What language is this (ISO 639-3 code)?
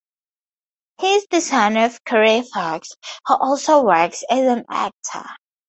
eng